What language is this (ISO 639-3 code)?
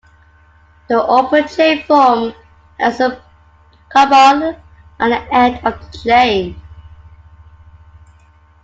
eng